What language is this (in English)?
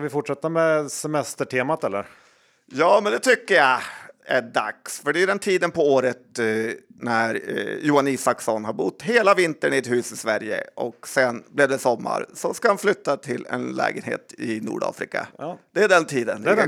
Swedish